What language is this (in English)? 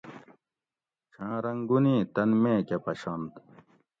Gawri